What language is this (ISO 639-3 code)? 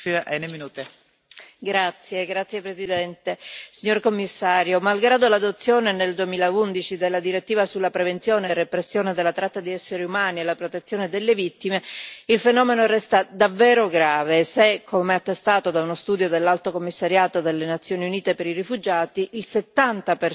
ita